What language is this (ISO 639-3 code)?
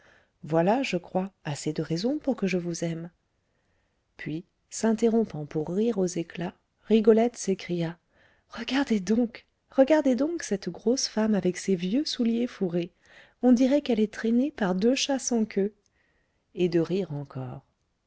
fra